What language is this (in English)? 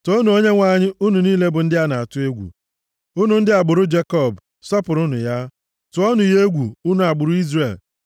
Igbo